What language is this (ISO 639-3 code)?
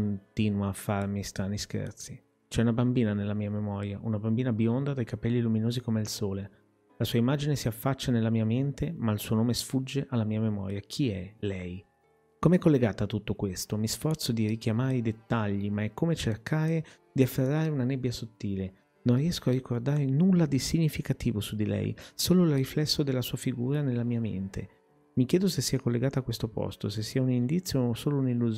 ita